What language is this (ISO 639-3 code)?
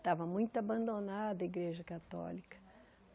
por